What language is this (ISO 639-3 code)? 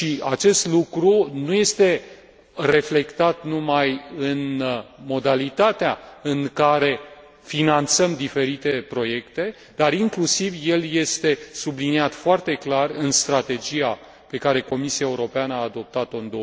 ron